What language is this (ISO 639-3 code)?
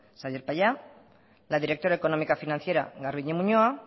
eus